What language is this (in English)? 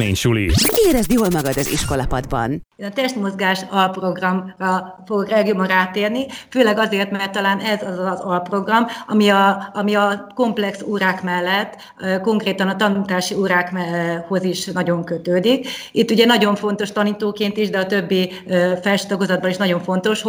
Hungarian